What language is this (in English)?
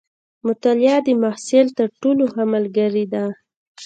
Pashto